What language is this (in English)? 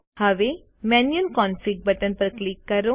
Gujarati